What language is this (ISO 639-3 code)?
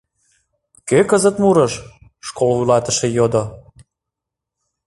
chm